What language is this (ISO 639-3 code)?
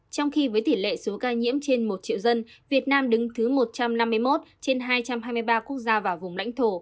vie